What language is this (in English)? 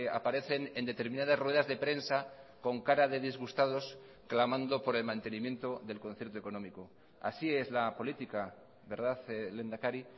Spanish